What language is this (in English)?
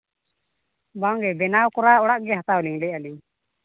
Santali